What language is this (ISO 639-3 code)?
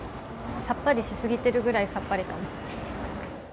jpn